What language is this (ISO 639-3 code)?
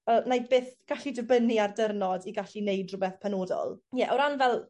cym